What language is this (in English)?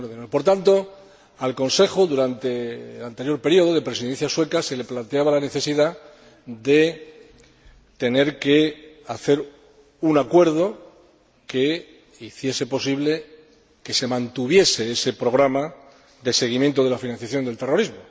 Spanish